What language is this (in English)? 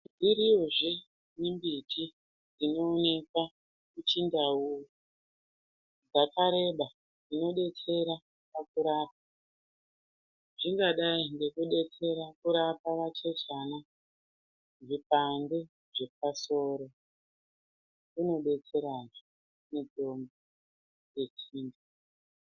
Ndau